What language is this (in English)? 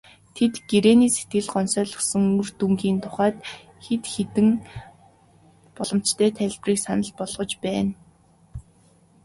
Mongolian